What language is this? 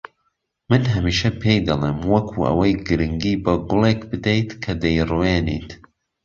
Central Kurdish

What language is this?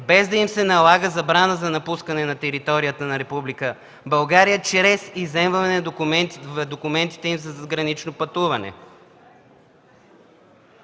Bulgarian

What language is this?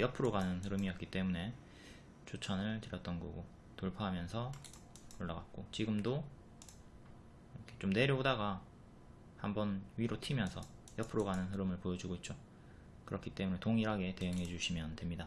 Korean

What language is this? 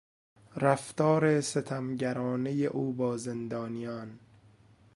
Persian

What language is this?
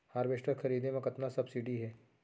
Chhattisgarhi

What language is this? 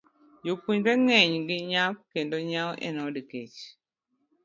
Luo (Kenya and Tanzania)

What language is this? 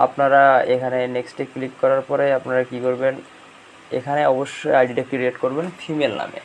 Bangla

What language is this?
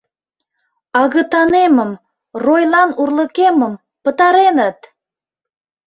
Mari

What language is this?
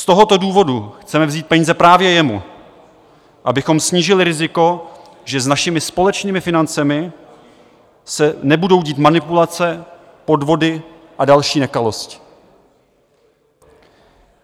Czech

